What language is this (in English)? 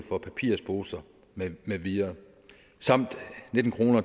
Danish